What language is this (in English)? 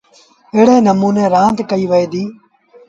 Sindhi Bhil